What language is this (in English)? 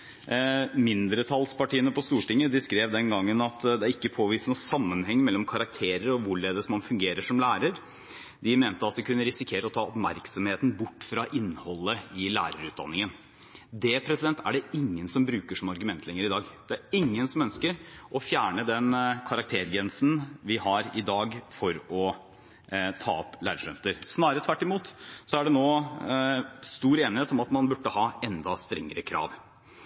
Norwegian Bokmål